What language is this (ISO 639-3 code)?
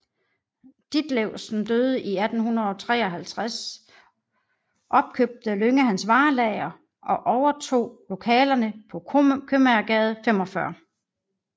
dan